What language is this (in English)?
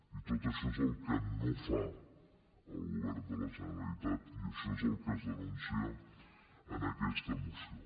Catalan